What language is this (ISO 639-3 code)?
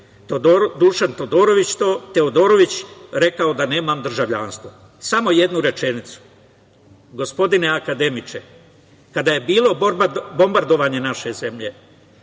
srp